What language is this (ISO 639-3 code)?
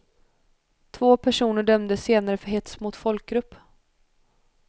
swe